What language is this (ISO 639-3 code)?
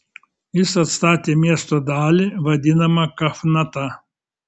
lit